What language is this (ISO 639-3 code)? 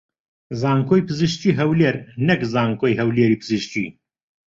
ckb